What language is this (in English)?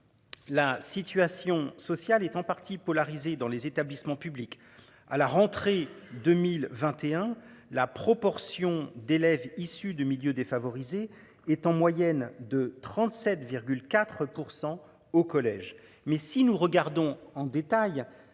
French